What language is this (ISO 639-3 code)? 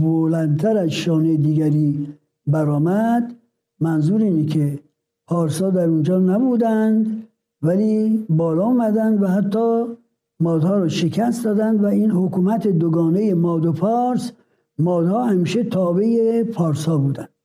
fas